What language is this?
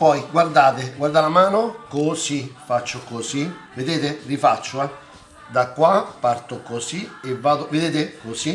Italian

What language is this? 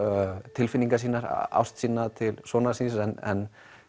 Icelandic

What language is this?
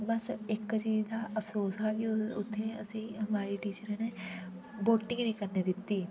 Dogri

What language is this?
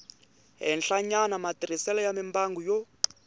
Tsonga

